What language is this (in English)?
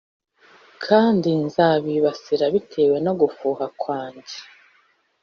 Kinyarwanda